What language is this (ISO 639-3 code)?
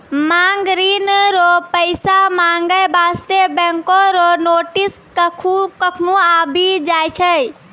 mai